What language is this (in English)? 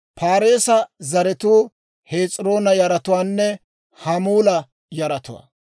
Dawro